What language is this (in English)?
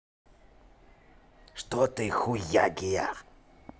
Russian